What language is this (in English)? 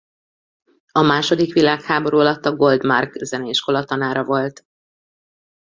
Hungarian